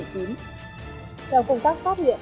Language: Vietnamese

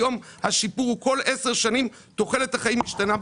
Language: Hebrew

